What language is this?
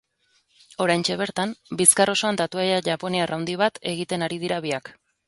Basque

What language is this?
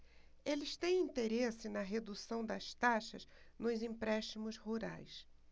Portuguese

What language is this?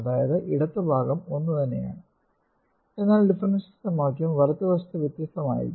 Malayalam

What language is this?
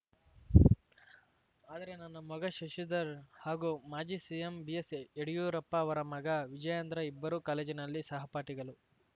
Kannada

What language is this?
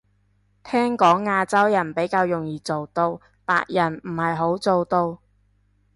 Cantonese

